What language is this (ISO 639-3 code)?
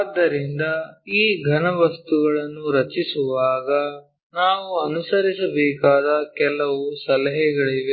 kan